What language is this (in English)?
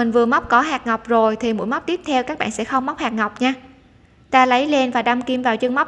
Vietnamese